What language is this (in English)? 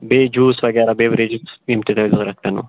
Kashmiri